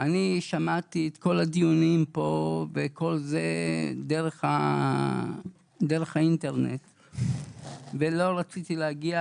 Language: Hebrew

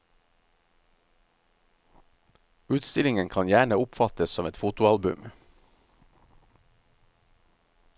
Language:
Norwegian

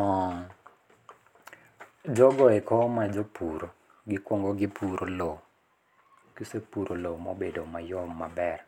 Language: Luo (Kenya and Tanzania)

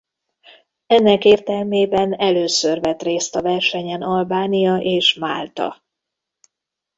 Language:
Hungarian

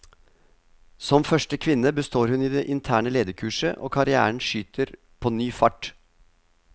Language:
Norwegian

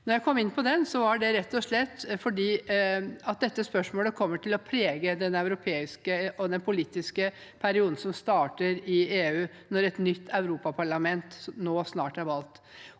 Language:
Norwegian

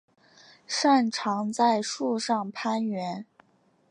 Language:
Chinese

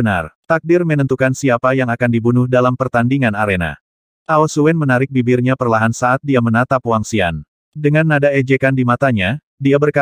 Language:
Indonesian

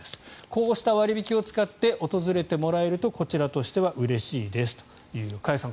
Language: Japanese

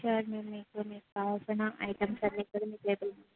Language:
Telugu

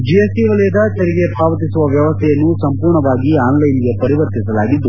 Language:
Kannada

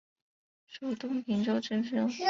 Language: Chinese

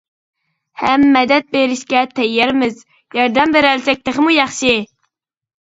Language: Uyghur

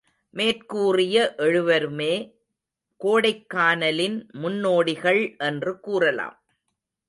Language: Tamil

